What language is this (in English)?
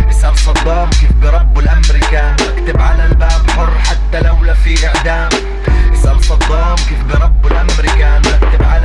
Arabic